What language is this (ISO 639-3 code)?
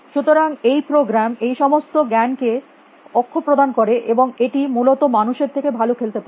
ben